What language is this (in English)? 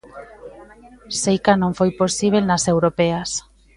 Galician